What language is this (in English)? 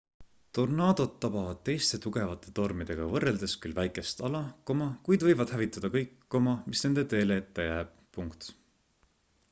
Estonian